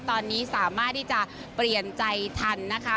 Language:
Thai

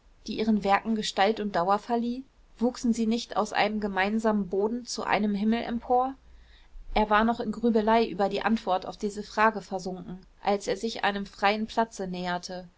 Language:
German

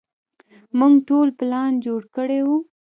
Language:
Pashto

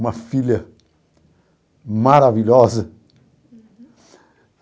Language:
Portuguese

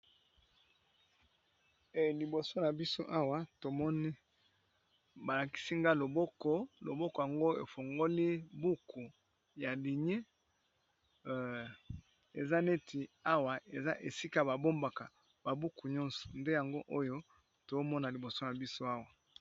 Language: Lingala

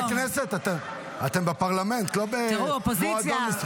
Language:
Hebrew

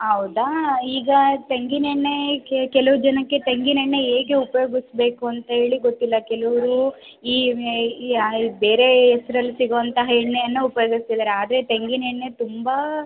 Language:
Kannada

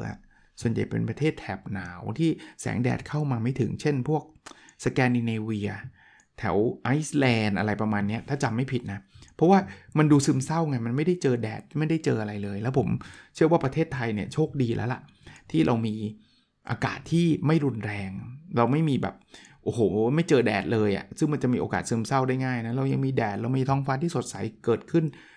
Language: Thai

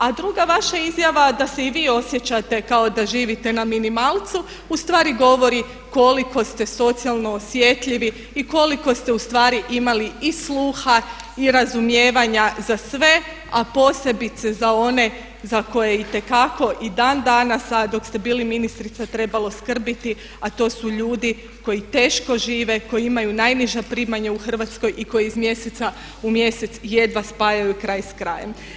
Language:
Croatian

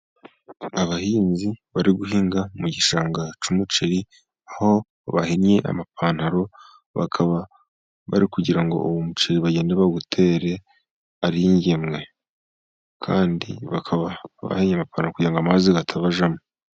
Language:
Kinyarwanda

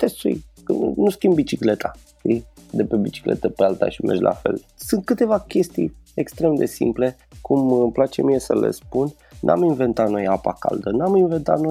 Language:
Romanian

